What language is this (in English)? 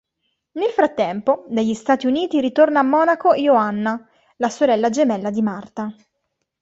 Italian